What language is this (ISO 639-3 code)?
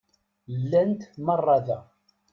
kab